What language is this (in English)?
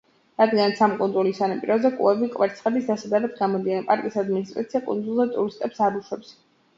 Georgian